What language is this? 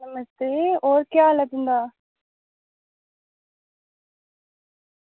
Dogri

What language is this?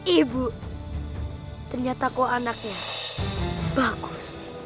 Indonesian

